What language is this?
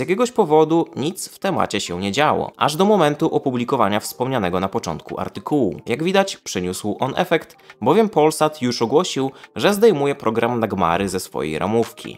Polish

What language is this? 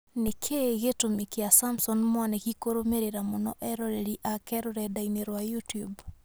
Kikuyu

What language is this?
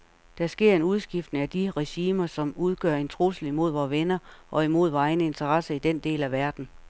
Danish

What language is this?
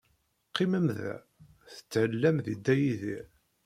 Kabyle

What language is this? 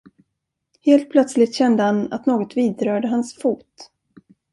Swedish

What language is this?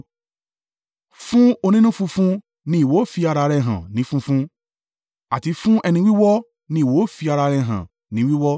Yoruba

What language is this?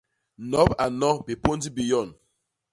Basaa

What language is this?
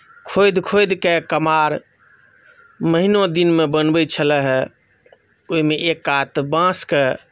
Maithili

